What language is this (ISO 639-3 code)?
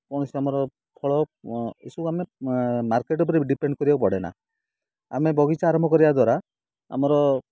ori